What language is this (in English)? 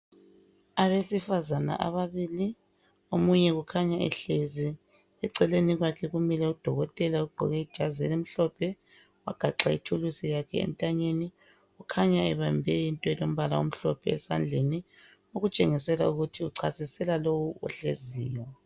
North Ndebele